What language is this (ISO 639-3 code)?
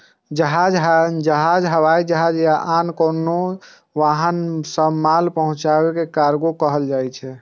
mai